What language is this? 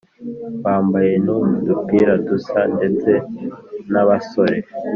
Kinyarwanda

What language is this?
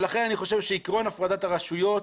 Hebrew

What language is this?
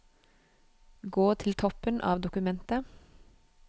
Norwegian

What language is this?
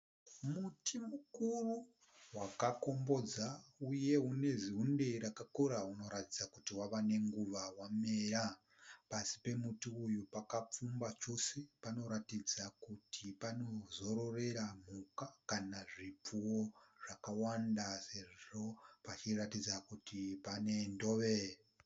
Shona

